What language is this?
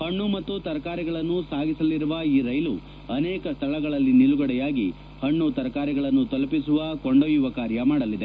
Kannada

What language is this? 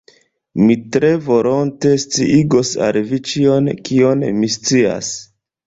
Esperanto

